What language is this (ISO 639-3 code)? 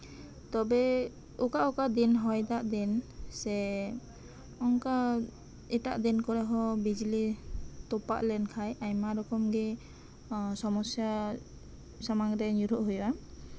sat